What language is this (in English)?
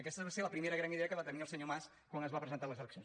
Catalan